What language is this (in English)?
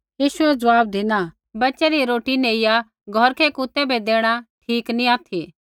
Kullu Pahari